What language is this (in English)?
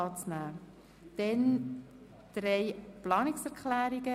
Swiss German